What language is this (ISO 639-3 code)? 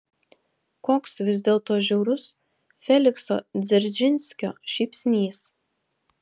lit